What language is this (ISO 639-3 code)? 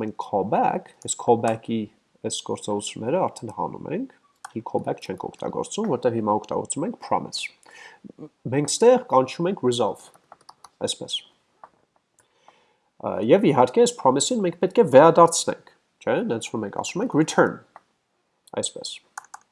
tur